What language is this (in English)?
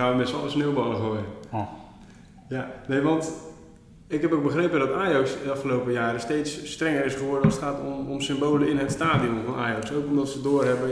Dutch